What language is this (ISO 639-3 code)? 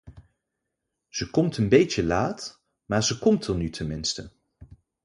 nld